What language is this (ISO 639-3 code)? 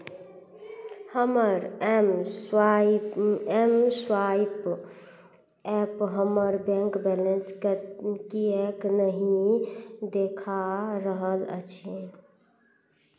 mai